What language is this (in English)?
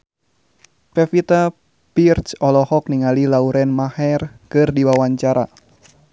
Sundanese